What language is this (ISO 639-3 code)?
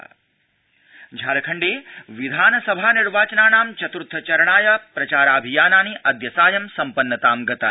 san